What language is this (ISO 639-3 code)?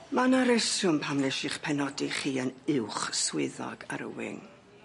cym